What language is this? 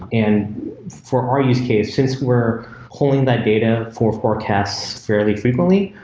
English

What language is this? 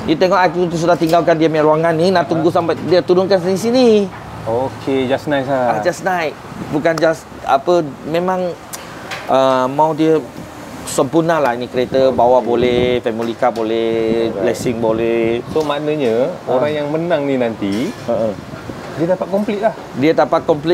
Malay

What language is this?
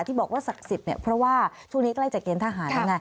Thai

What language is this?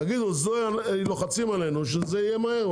Hebrew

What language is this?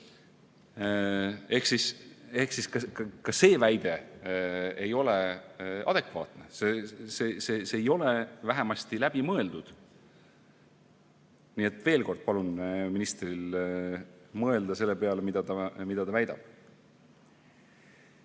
Estonian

